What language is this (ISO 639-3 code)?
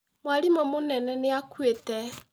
kik